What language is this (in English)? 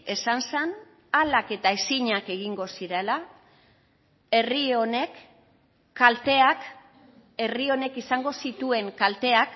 Basque